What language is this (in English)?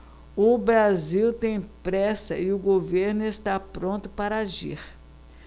Portuguese